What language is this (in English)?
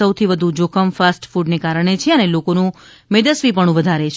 Gujarati